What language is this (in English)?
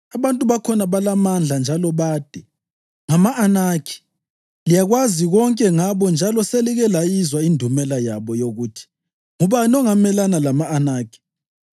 North Ndebele